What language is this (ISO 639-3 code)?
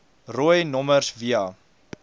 afr